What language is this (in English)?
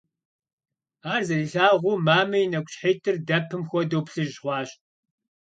Kabardian